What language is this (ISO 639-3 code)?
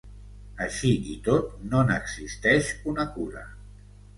cat